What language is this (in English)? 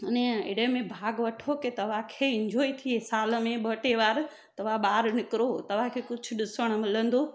Sindhi